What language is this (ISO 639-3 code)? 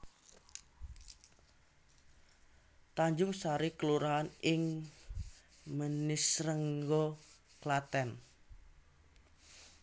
jav